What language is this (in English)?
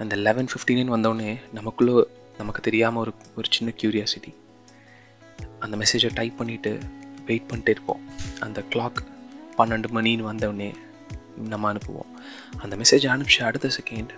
Tamil